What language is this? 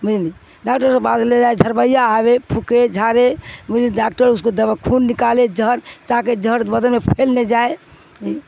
Urdu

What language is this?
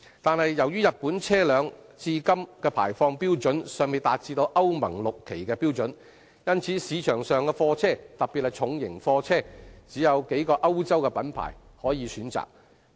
Cantonese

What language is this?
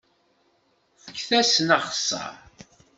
Kabyle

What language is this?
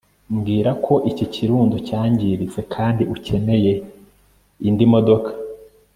Kinyarwanda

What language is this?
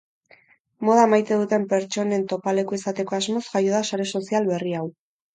Basque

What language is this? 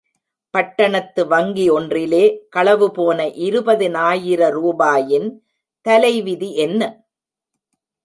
Tamil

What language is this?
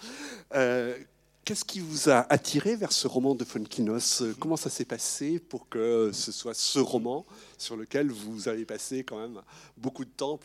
French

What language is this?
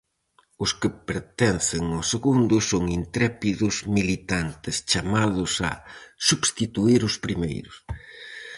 Galician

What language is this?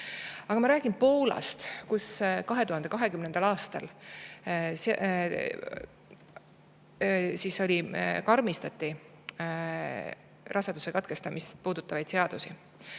Estonian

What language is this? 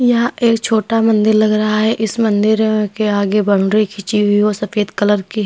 Hindi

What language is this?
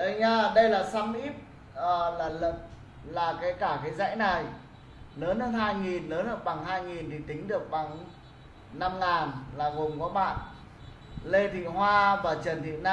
Vietnamese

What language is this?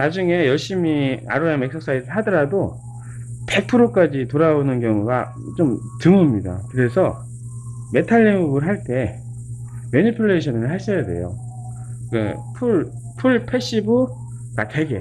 Korean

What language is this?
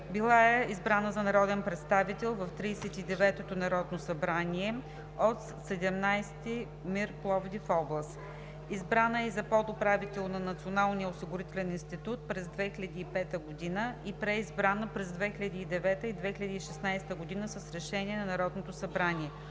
Bulgarian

